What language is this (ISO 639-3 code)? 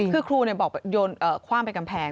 tha